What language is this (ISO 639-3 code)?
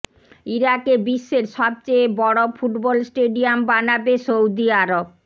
ben